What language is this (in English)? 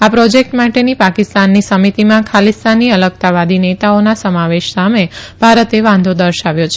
Gujarati